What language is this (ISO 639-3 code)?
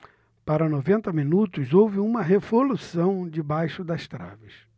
por